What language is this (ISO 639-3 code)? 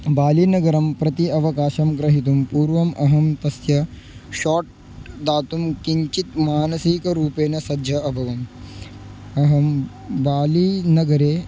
san